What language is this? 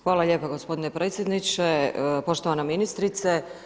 Croatian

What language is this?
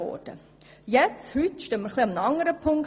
Swiss German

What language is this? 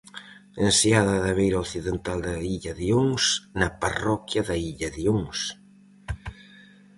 Galician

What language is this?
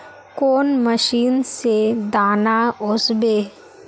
Magahi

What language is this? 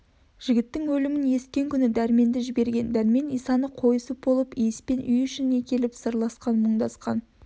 Kazakh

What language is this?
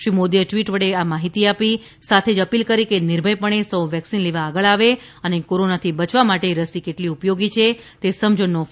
Gujarati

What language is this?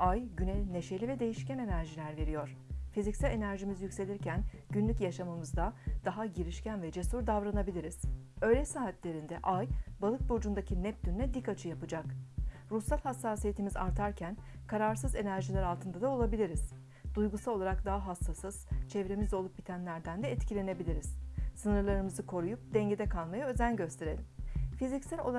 Turkish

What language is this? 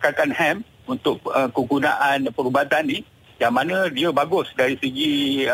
Malay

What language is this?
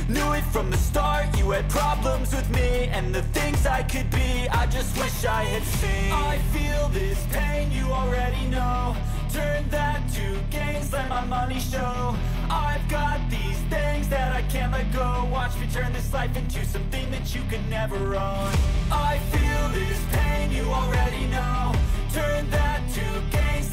Polish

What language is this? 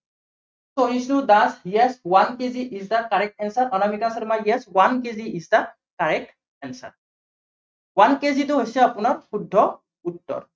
Assamese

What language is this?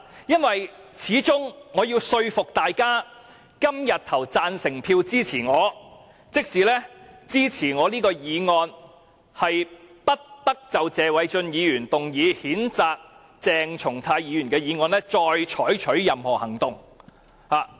Cantonese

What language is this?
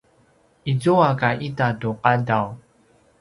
Paiwan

